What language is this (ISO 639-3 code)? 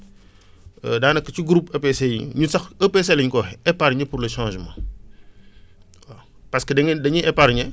wol